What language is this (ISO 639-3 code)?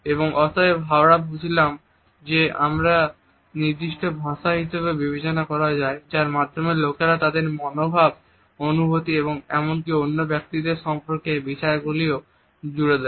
ben